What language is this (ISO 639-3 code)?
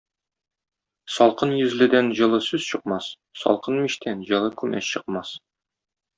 tat